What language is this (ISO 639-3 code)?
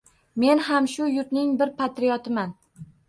uzb